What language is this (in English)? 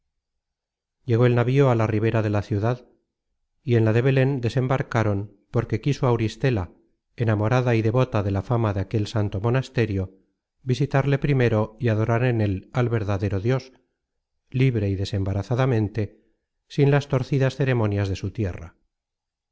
Spanish